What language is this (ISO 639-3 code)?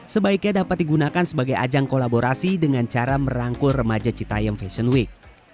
ind